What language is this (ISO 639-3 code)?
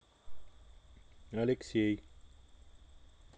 rus